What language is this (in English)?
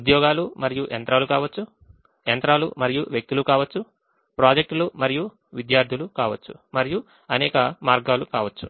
Telugu